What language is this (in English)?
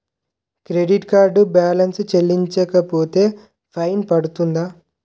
Telugu